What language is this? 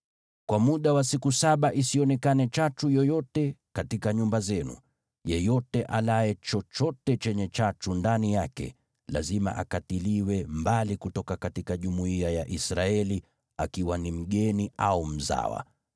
Swahili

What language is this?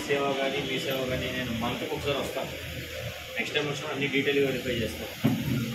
Hindi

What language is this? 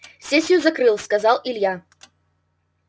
Russian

